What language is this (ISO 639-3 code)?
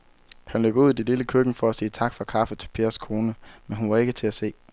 dan